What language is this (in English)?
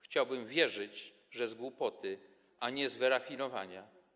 Polish